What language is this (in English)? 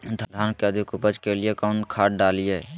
Magahi